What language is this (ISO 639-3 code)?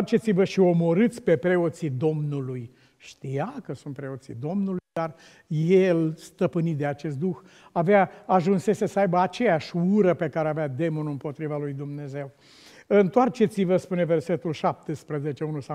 ron